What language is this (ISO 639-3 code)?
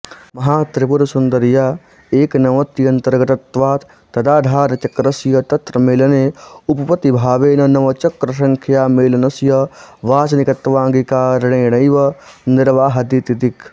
san